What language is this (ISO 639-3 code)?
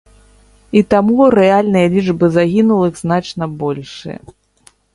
bel